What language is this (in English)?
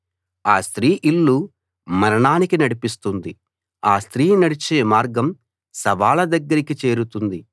Telugu